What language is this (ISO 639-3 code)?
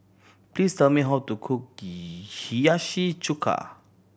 eng